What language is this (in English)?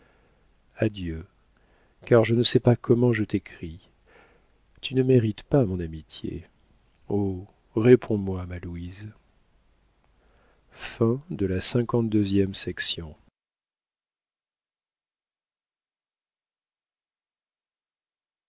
French